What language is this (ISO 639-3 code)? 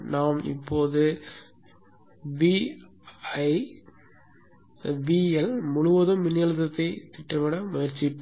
tam